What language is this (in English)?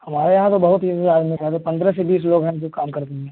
Hindi